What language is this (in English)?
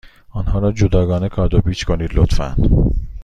Persian